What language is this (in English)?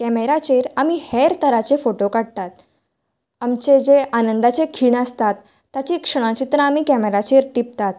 Konkani